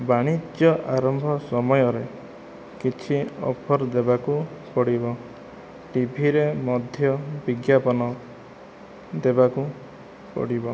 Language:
Odia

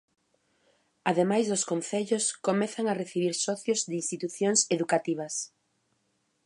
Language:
Galician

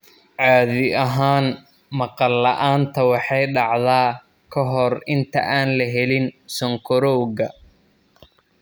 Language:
Somali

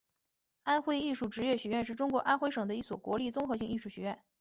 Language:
Chinese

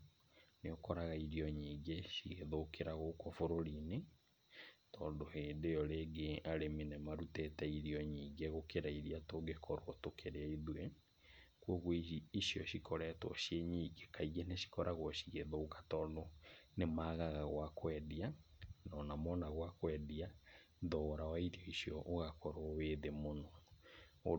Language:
Kikuyu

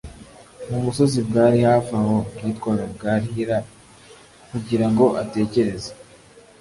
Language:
Kinyarwanda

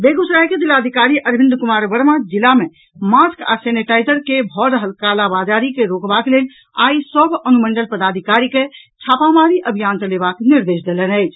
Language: Maithili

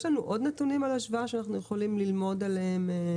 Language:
Hebrew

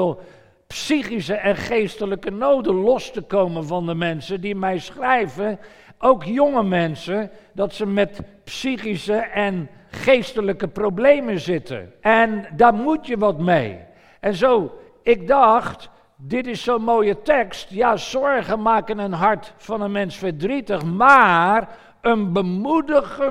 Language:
Dutch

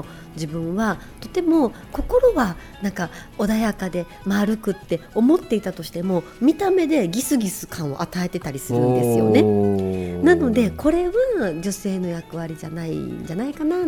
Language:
Japanese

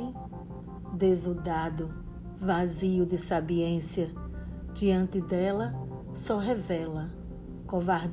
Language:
Portuguese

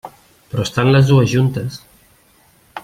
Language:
Catalan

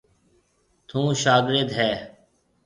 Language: Marwari (Pakistan)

